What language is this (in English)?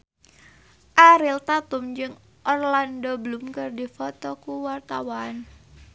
Sundanese